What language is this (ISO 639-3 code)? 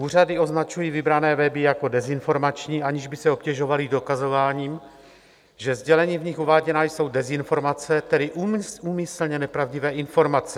ces